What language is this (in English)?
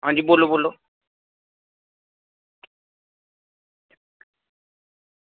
Dogri